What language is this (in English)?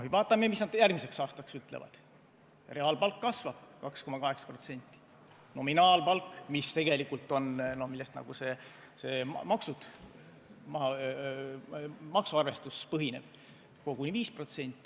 Estonian